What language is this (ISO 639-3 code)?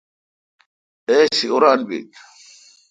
xka